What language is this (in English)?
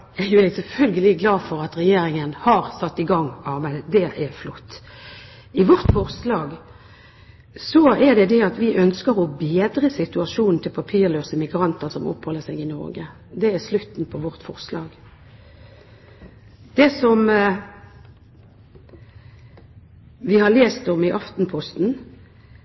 Norwegian Bokmål